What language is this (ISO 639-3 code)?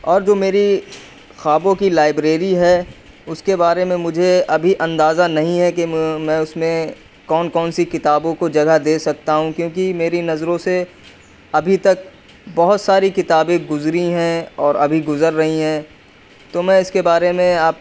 urd